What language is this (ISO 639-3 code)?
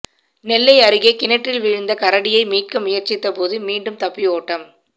tam